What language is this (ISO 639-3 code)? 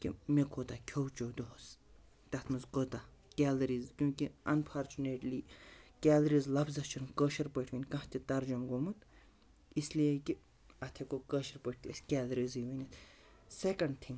kas